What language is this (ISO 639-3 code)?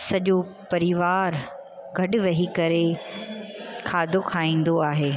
snd